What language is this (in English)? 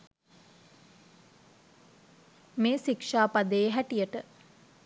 Sinhala